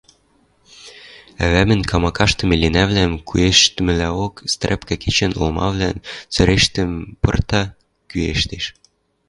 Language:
Western Mari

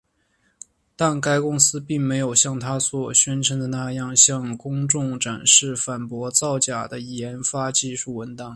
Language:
Chinese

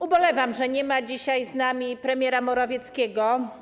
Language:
Polish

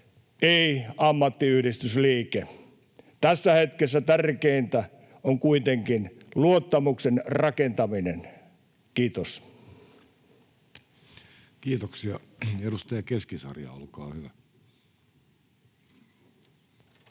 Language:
Finnish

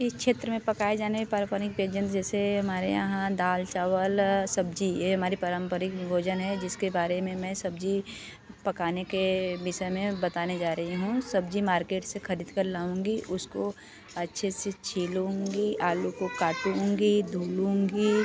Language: Hindi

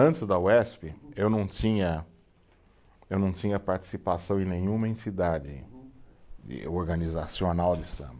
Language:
Portuguese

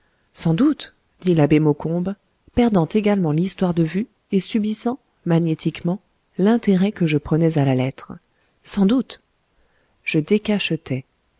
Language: French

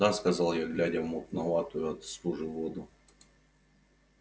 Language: Russian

